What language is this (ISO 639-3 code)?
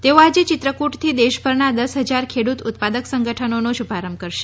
guj